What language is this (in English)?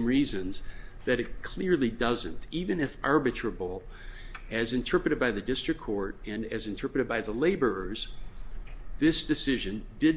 English